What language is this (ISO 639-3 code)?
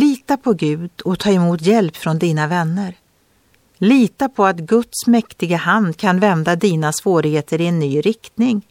swe